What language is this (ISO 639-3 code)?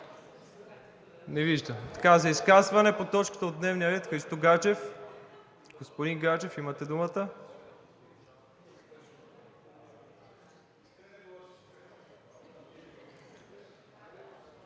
bul